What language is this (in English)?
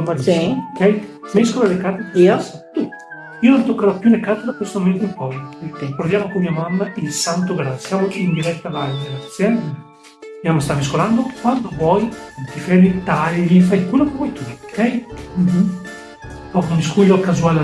Italian